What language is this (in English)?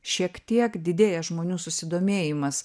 Lithuanian